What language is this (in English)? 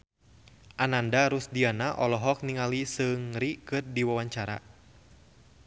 Sundanese